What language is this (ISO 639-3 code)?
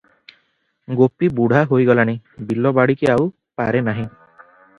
ori